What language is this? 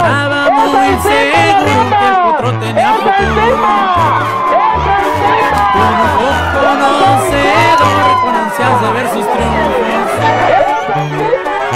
Spanish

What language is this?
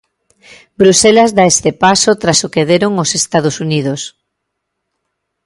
Galician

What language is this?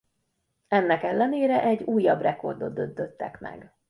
Hungarian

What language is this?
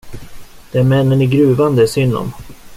Swedish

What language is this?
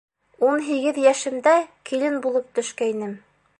Bashkir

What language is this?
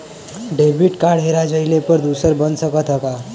Bhojpuri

